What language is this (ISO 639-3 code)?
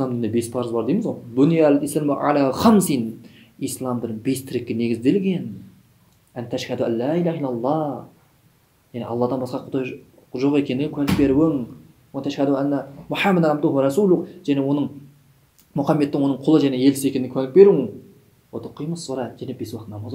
tur